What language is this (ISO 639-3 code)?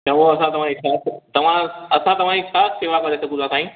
snd